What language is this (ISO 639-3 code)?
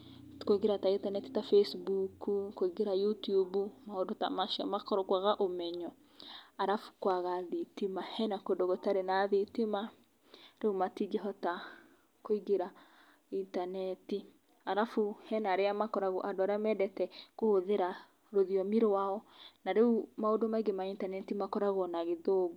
kik